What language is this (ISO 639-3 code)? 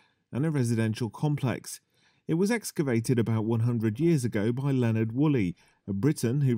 eng